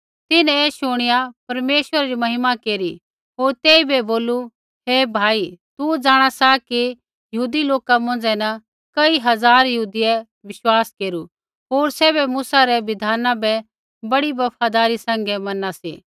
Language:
Kullu Pahari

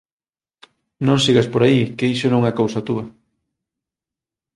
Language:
Galician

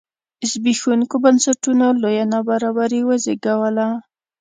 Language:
Pashto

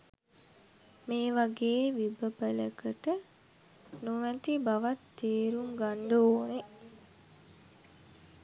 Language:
Sinhala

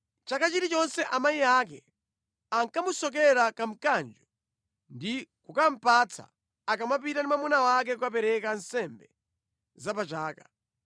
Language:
Nyanja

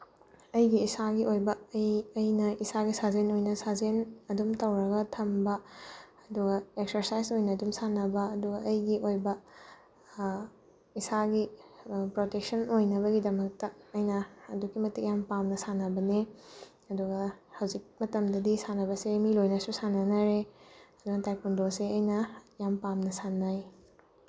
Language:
Manipuri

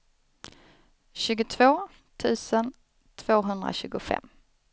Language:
Swedish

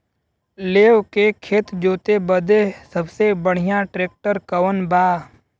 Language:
Bhojpuri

